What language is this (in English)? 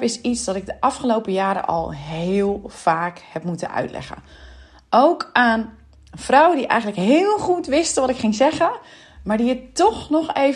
Dutch